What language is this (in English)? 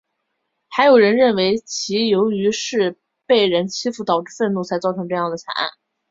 Chinese